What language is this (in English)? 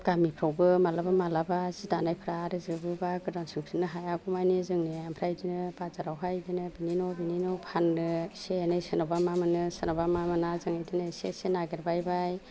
Bodo